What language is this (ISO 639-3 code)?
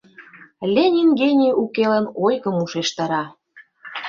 chm